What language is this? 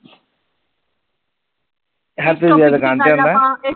Punjabi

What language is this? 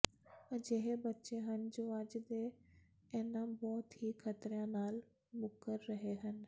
Punjabi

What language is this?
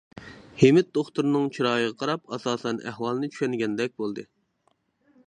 Uyghur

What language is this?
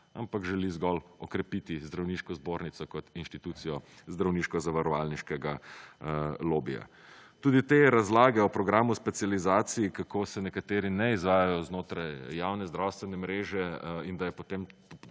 Slovenian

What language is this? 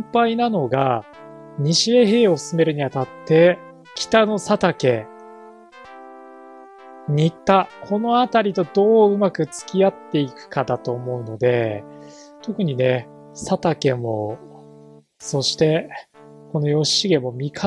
Japanese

